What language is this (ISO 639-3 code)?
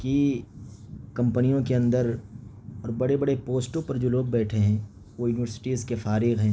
urd